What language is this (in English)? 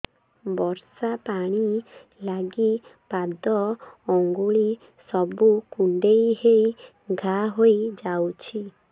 Odia